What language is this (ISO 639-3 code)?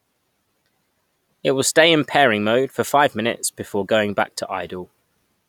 eng